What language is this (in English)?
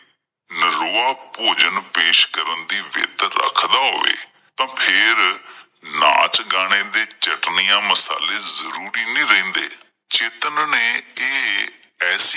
Punjabi